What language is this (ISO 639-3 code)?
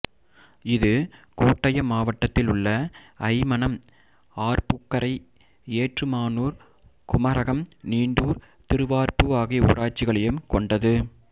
tam